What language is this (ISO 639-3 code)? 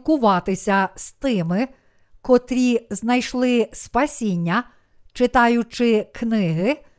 ukr